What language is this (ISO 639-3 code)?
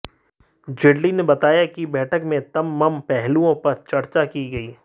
hin